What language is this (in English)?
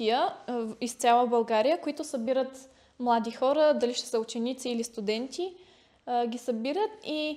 Bulgarian